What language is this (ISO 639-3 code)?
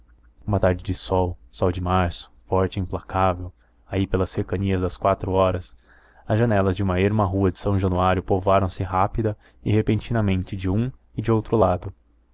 por